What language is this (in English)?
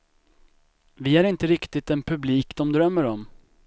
Swedish